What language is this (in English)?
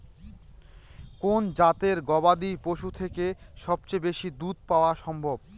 Bangla